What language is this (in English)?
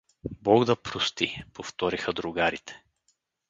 Bulgarian